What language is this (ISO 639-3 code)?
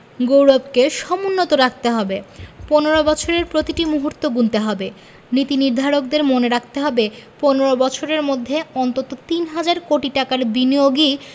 ben